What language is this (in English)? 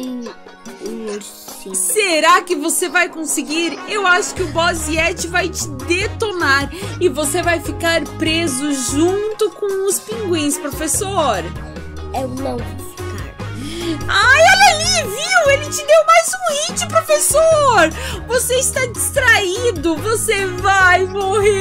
Portuguese